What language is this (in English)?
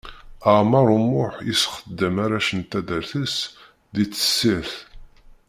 Kabyle